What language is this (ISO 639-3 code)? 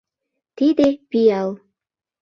chm